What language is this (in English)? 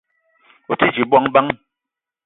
Eton (Cameroon)